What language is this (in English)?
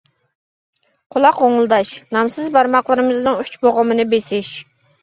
Uyghur